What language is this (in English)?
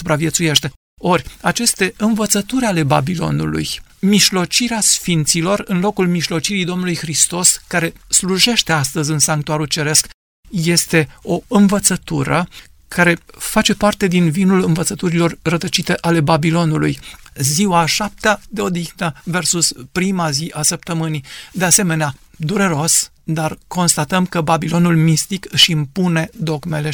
Romanian